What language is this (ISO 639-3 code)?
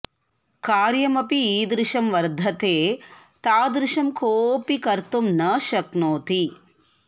san